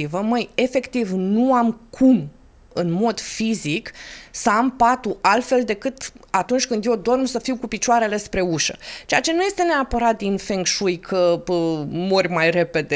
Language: Romanian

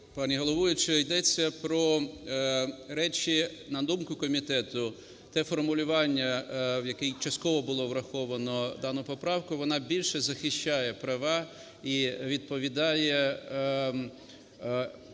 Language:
Ukrainian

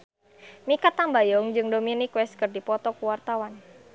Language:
Sundanese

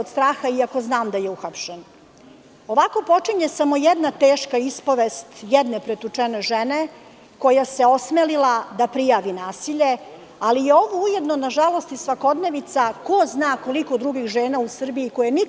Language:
Serbian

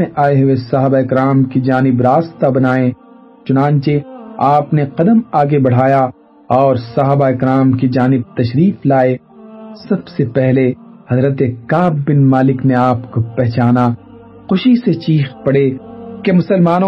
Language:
Urdu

